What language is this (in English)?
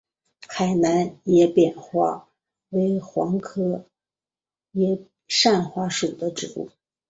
Chinese